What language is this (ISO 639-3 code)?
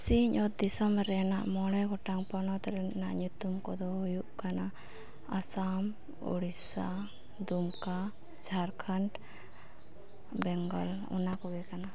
sat